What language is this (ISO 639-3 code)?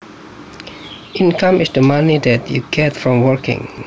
jav